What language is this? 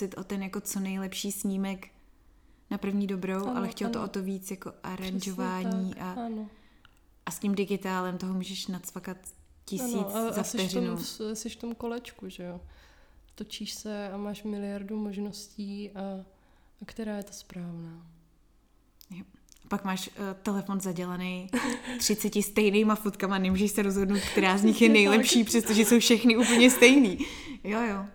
Czech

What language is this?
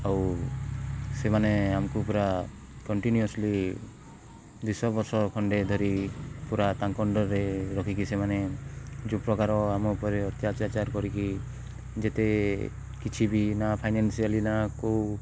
Odia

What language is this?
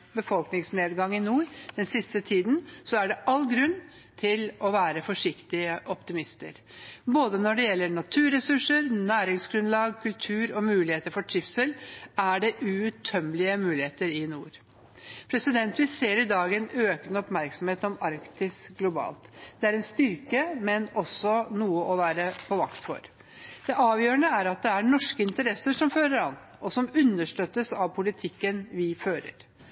Norwegian Bokmål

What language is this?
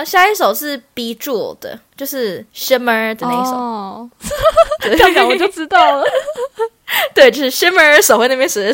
Chinese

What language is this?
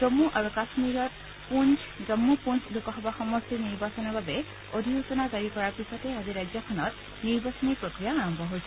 Assamese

